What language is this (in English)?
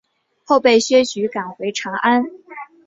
Chinese